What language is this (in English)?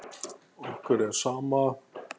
Icelandic